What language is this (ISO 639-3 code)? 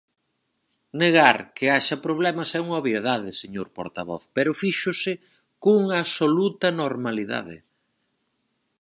glg